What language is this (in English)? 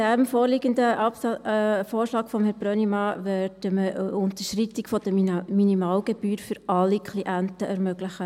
Swiss German